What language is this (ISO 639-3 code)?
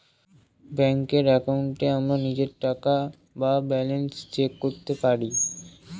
ben